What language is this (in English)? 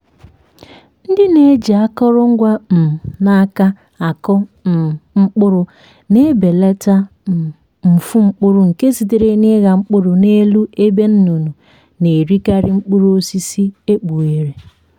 Igbo